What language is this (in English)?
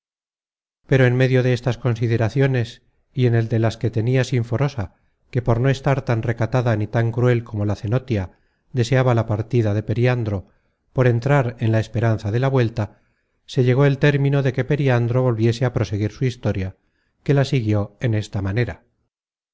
Spanish